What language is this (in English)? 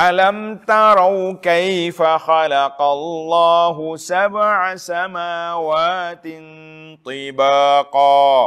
Malay